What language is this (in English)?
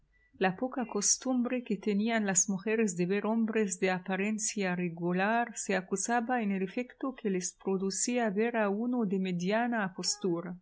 Spanish